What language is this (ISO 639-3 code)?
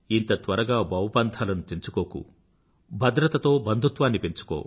tel